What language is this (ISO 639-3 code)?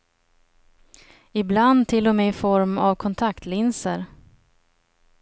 swe